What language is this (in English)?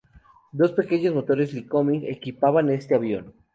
Spanish